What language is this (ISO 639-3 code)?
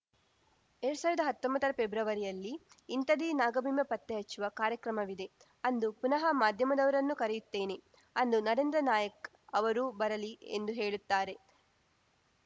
kan